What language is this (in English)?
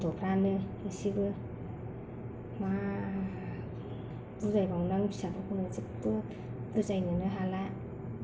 Bodo